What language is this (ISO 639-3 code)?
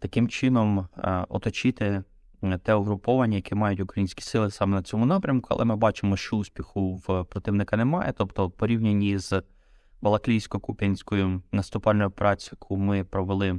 ukr